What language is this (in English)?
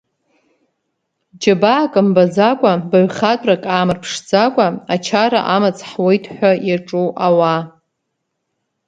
Abkhazian